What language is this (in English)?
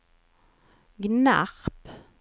Swedish